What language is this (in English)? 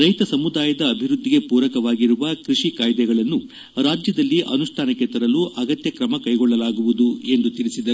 Kannada